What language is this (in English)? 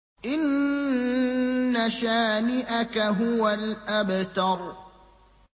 Arabic